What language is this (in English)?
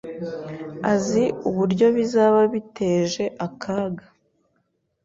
Kinyarwanda